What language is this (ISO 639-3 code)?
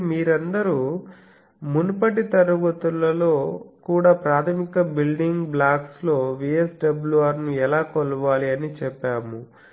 tel